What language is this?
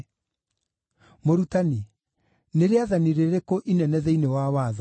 Kikuyu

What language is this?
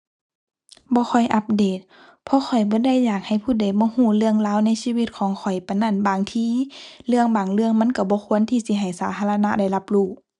Thai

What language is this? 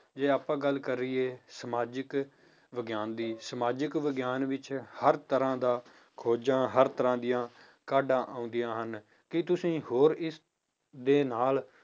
Punjabi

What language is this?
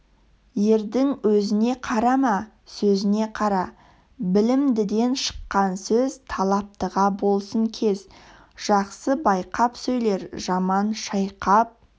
Kazakh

